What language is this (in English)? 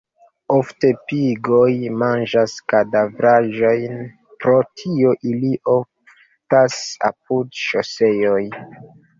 Esperanto